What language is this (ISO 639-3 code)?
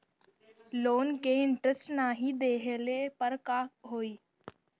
bho